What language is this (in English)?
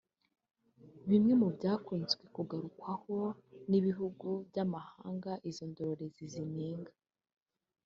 Kinyarwanda